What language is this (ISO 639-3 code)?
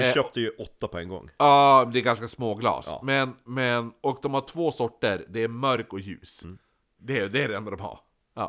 swe